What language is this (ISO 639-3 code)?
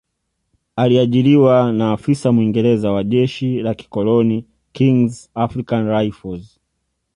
swa